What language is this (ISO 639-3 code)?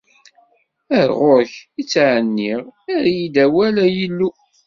kab